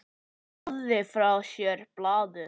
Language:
Icelandic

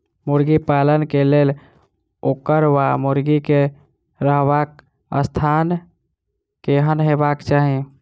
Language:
Maithili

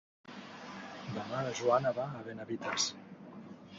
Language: Catalan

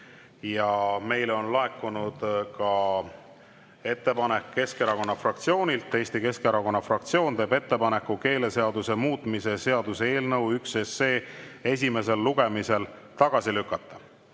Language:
Estonian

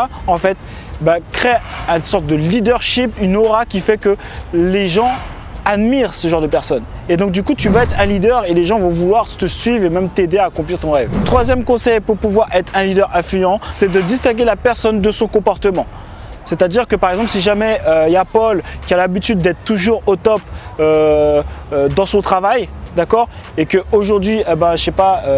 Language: French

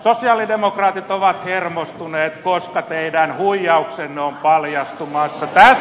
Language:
Finnish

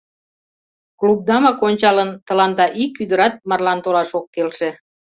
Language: Mari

